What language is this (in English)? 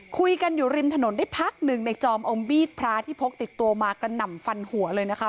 Thai